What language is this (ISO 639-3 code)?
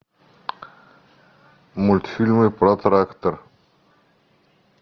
rus